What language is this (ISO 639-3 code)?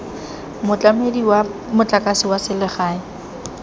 tsn